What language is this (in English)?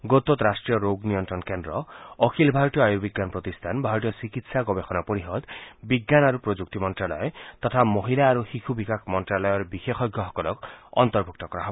Assamese